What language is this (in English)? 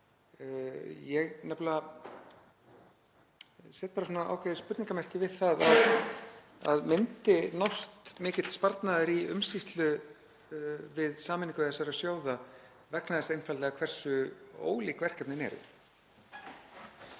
Icelandic